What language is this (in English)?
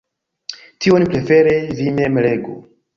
Esperanto